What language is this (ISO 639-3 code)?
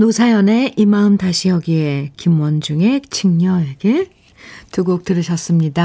kor